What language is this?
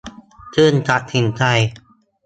Thai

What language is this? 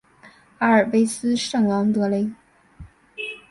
Chinese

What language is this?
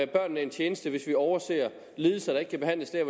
Danish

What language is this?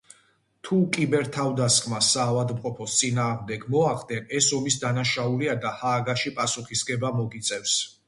Georgian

